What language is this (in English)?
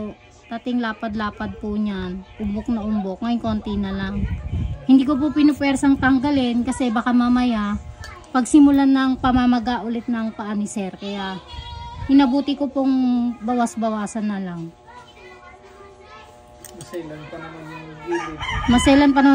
Filipino